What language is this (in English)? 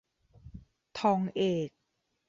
Thai